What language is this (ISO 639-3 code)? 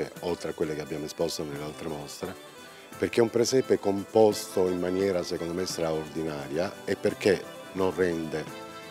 ita